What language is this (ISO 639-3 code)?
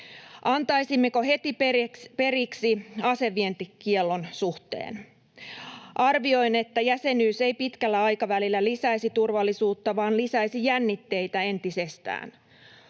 fin